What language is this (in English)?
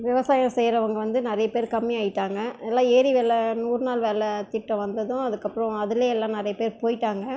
Tamil